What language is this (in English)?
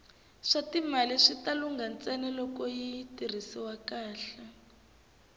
Tsonga